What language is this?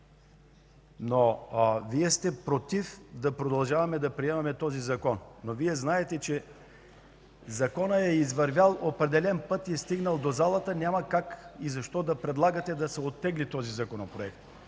Bulgarian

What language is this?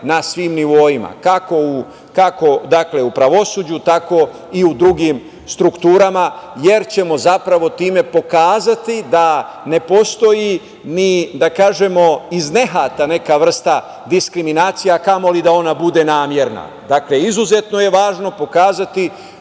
Serbian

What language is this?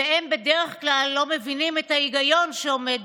Hebrew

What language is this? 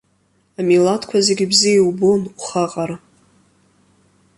Abkhazian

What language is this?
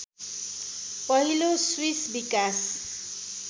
Nepali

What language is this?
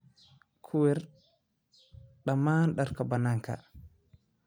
Somali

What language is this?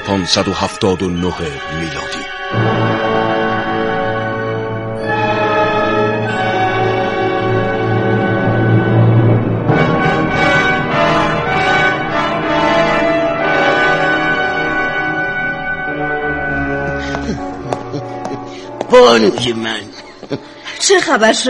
Persian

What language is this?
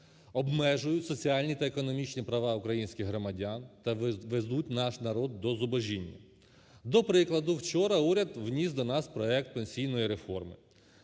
Ukrainian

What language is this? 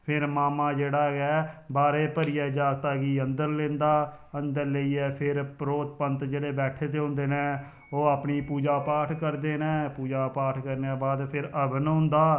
Dogri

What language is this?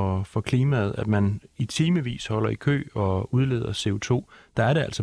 Danish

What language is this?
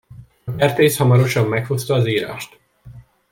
Hungarian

